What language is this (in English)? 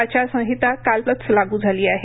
Marathi